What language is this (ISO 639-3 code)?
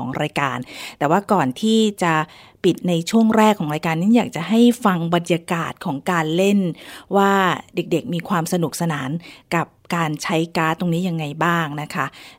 tha